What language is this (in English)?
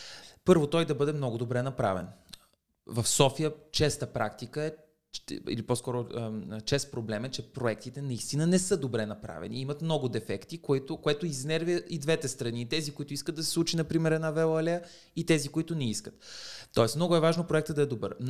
Bulgarian